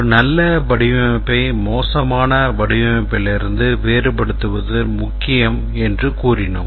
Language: Tamil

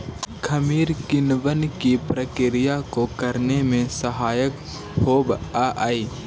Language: Magahi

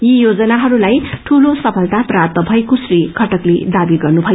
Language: Nepali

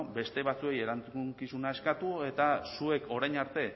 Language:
Basque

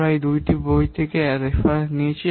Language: Bangla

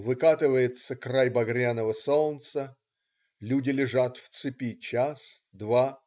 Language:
Russian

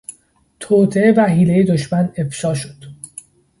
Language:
Persian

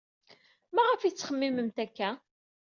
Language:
Kabyle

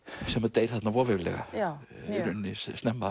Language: Icelandic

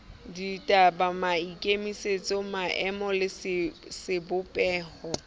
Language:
Southern Sotho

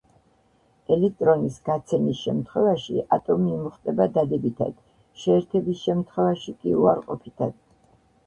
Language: Georgian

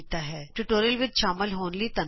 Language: Punjabi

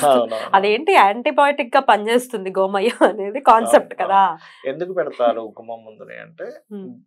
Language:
Telugu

